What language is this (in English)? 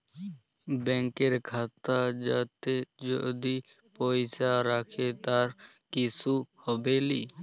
Bangla